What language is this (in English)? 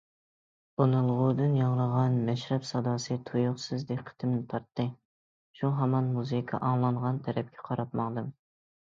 Uyghur